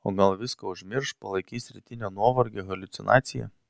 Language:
Lithuanian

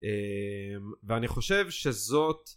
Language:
Hebrew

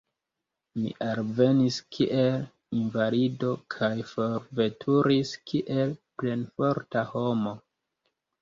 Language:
Esperanto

